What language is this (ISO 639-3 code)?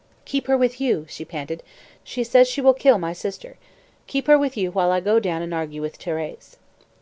eng